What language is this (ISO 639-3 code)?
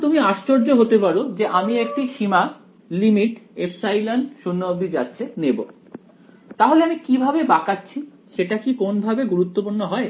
ben